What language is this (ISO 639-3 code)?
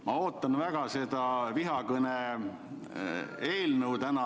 est